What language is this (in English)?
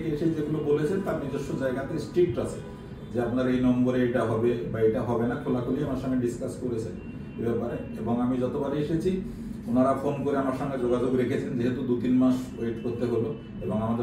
Bangla